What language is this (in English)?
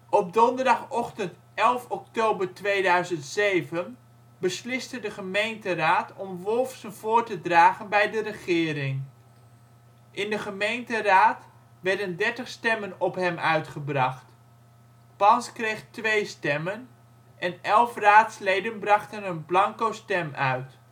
Dutch